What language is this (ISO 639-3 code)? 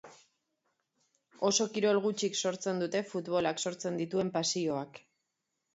eus